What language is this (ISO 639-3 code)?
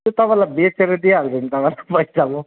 nep